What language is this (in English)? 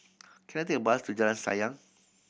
English